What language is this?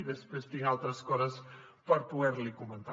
Catalan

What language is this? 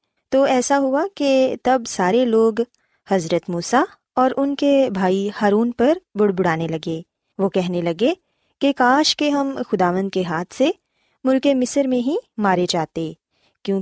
Urdu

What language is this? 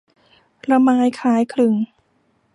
Thai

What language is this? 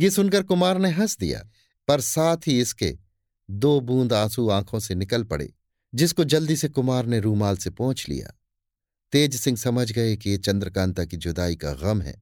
Hindi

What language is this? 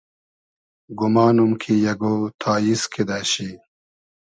Hazaragi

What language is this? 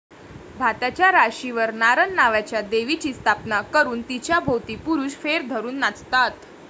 Marathi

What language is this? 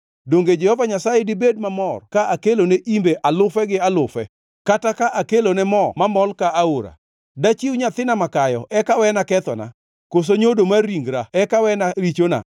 Luo (Kenya and Tanzania)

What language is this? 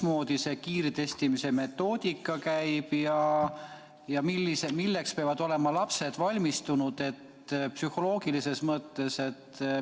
Estonian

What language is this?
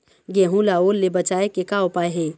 Chhattisgarhi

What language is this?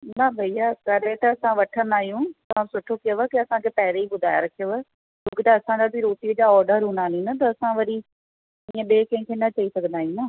Sindhi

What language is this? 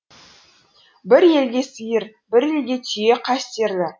Kazakh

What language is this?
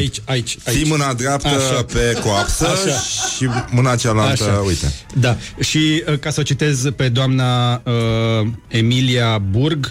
Romanian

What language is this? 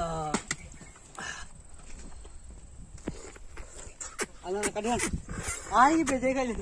Hindi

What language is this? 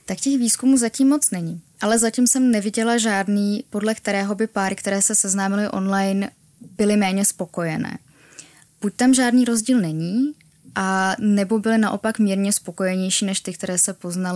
Czech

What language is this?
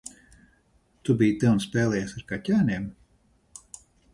Latvian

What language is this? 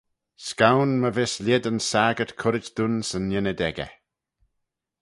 Manx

